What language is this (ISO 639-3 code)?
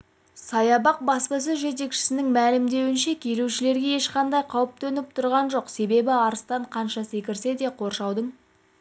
kaz